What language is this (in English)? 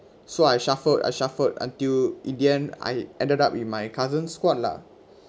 English